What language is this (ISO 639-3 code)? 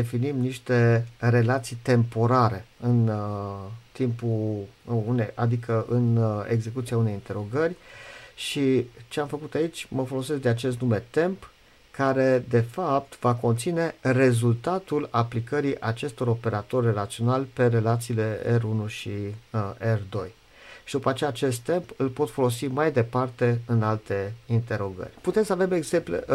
ron